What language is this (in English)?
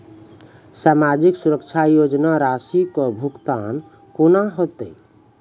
Maithili